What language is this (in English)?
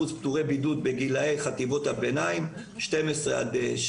Hebrew